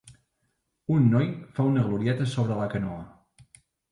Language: Catalan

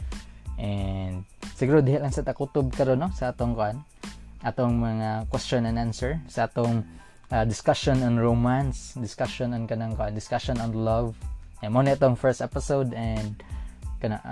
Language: Filipino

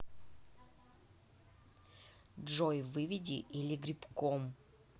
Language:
Russian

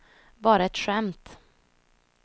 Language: Swedish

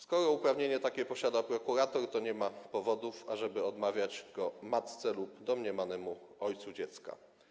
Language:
Polish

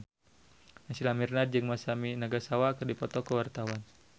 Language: Sundanese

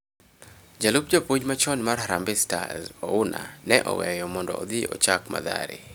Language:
Luo (Kenya and Tanzania)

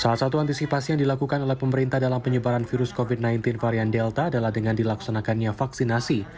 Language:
Indonesian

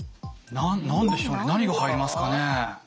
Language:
Japanese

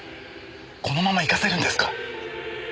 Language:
Japanese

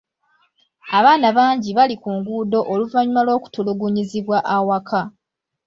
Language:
Ganda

